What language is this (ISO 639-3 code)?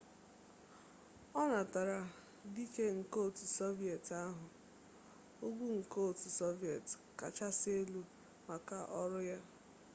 ibo